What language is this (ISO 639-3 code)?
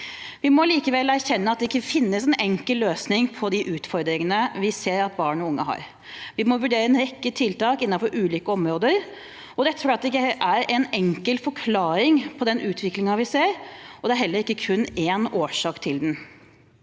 nor